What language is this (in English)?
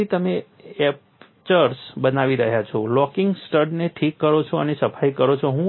Gujarati